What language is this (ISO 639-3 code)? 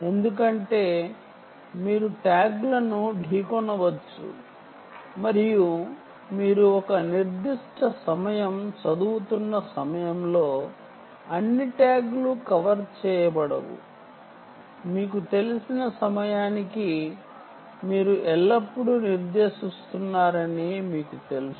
tel